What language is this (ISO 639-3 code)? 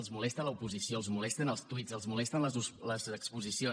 cat